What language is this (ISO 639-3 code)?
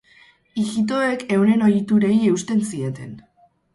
eus